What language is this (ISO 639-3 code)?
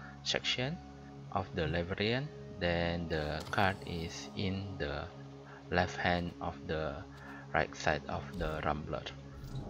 ind